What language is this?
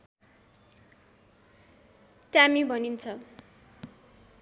Nepali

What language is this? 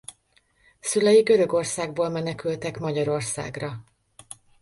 Hungarian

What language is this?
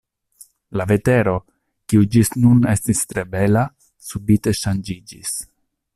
Esperanto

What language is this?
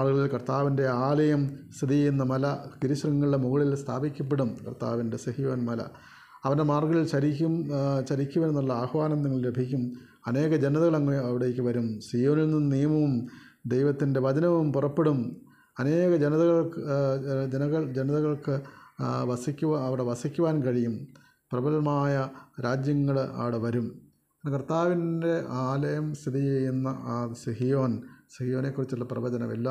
Malayalam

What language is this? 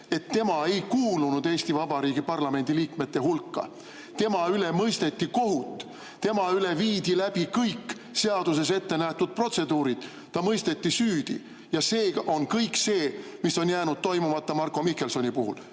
Estonian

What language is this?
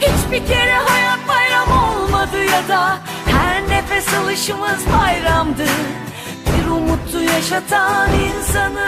Turkish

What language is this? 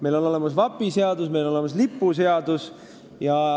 Estonian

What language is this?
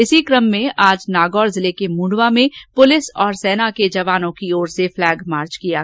Hindi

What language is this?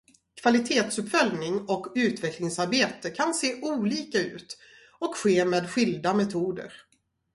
Swedish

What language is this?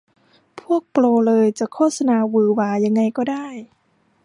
Thai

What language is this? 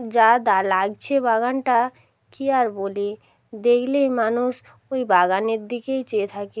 Bangla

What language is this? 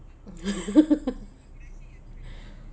English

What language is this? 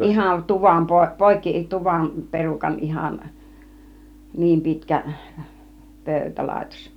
Finnish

